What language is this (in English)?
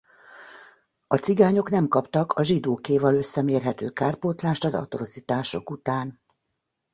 Hungarian